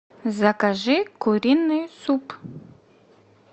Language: Russian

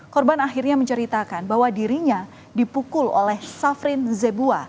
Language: Indonesian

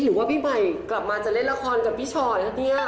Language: Thai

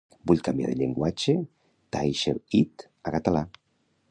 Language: Catalan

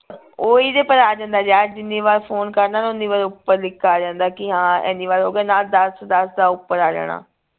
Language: Punjabi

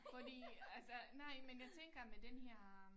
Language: Danish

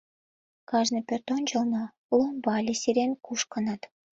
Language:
Mari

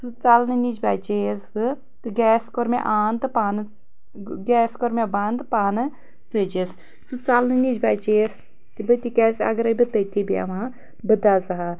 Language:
Kashmiri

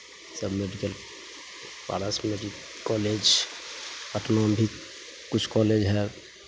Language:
Maithili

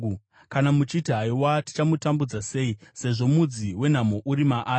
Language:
Shona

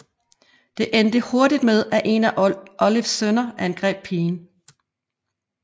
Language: Danish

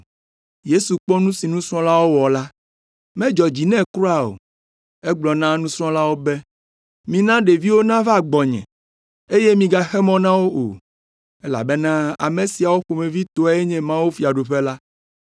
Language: Ewe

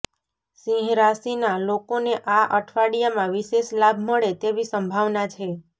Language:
Gujarati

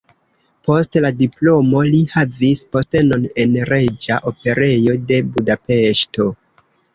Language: Esperanto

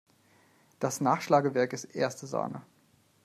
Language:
German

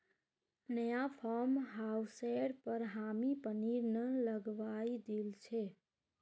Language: Magahi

